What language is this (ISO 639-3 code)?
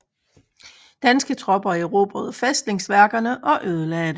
dan